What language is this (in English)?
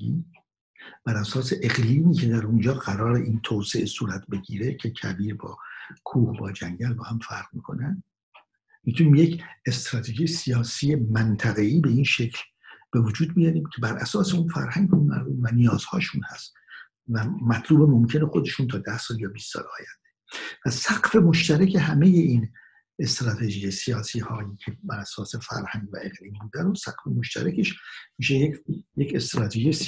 Persian